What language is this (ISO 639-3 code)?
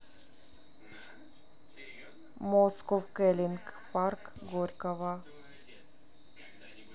rus